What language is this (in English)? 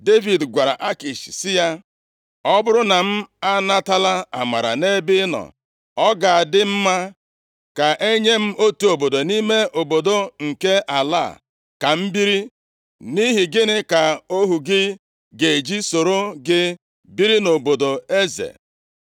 Igbo